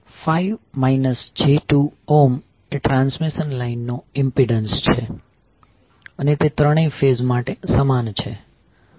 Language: Gujarati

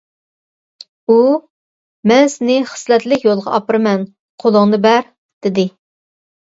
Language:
Uyghur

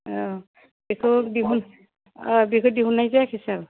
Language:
Bodo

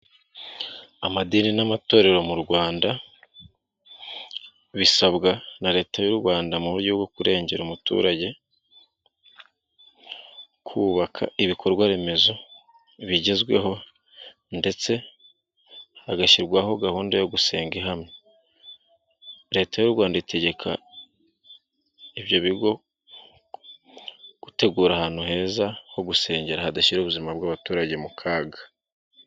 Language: Kinyarwanda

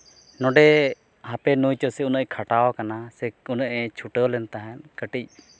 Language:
Santali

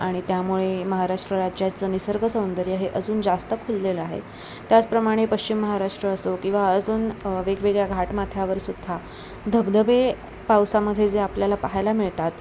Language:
Marathi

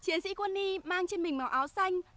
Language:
Vietnamese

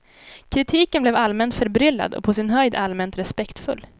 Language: Swedish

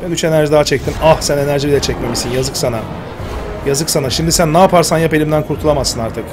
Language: Turkish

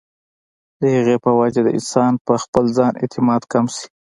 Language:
Pashto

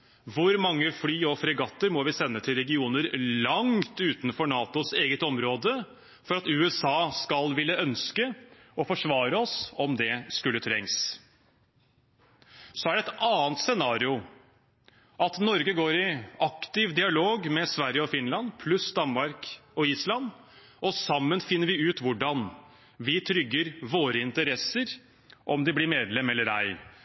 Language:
Norwegian Bokmål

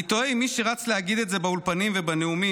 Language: Hebrew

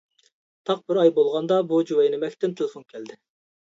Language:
Uyghur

